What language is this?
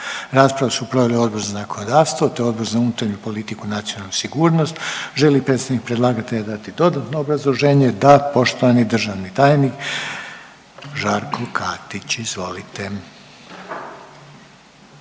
Croatian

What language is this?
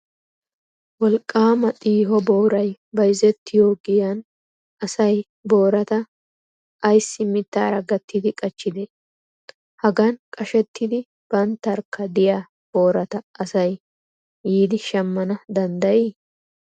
Wolaytta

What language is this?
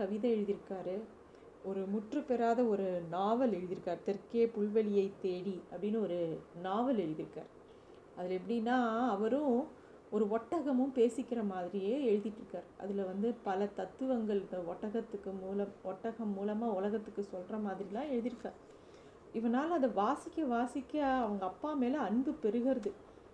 Tamil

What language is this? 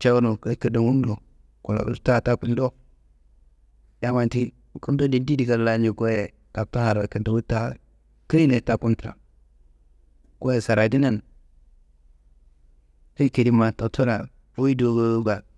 Kanembu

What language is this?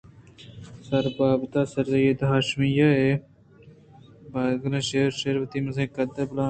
Eastern Balochi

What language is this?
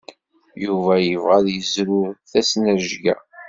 Kabyle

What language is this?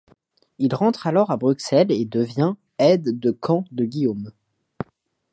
French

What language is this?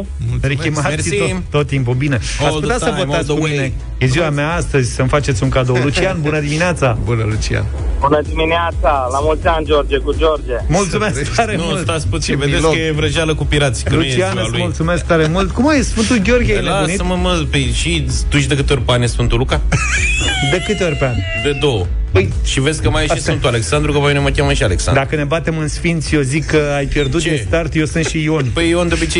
Romanian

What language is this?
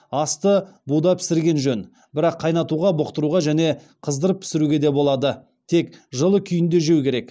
Kazakh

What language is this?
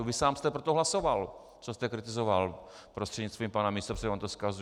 Czech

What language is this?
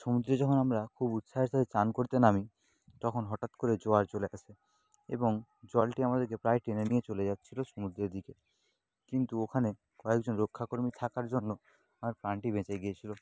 Bangla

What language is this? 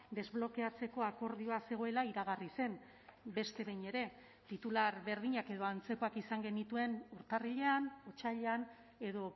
Basque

